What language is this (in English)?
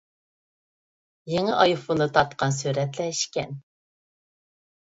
Uyghur